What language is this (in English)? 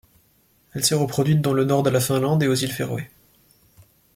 French